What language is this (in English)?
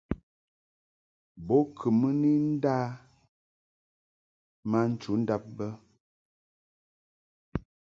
Mungaka